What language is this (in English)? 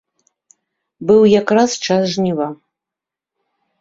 Belarusian